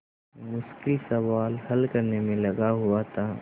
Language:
Hindi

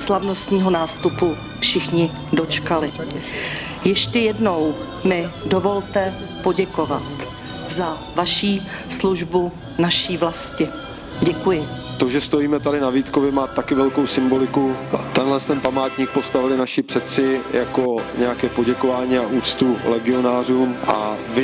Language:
Czech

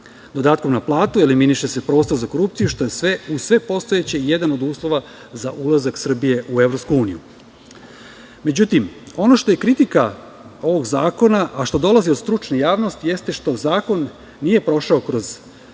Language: Serbian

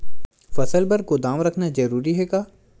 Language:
Chhattisgarhi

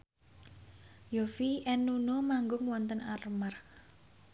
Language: Javanese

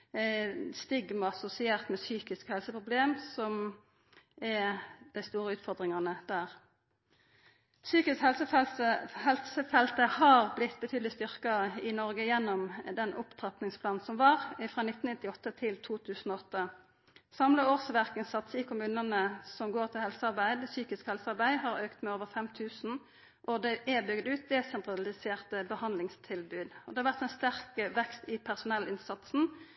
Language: Norwegian Nynorsk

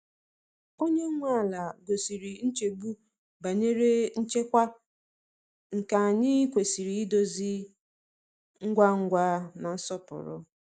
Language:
Igbo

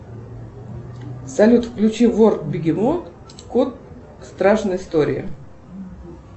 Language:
Russian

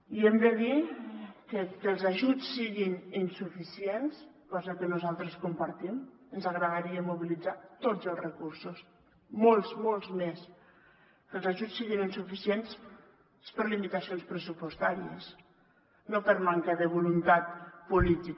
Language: Catalan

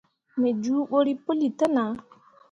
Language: Mundang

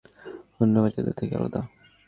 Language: Bangla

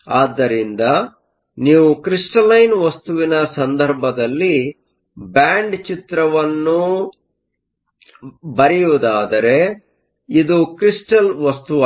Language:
Kannada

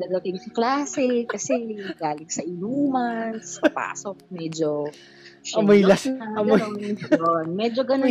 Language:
Filipino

